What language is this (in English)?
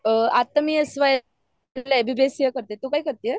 Marathi